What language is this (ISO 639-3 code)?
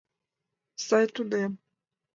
chm